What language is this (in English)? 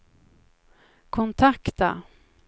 Swedish